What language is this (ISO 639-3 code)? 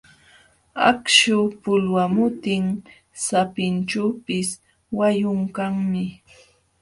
qxw